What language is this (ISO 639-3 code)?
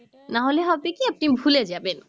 ben